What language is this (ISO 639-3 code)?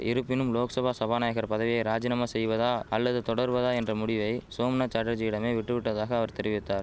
tam